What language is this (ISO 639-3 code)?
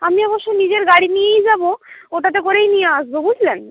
ben